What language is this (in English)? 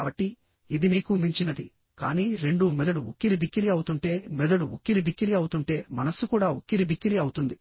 Telugu